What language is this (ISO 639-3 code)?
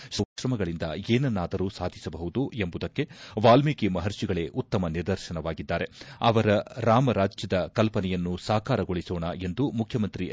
kan